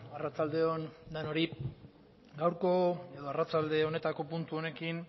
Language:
Basque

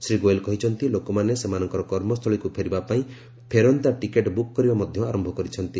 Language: Odia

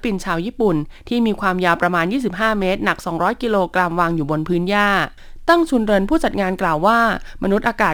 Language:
Thai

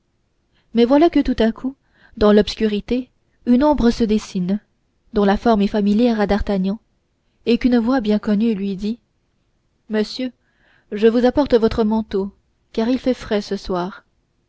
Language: French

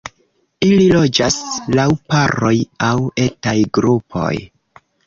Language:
Esperanto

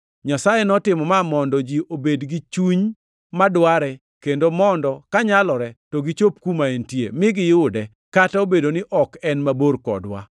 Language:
Luo (Kenya and Tanzania)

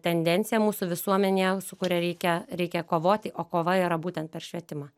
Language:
Lithuanian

